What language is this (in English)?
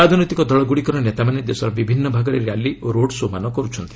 Odia